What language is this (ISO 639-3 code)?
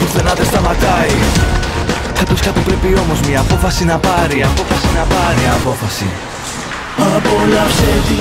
ell